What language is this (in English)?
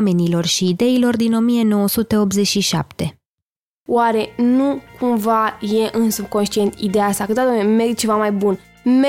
Romanian